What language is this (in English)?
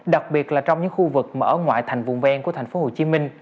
Vietnamese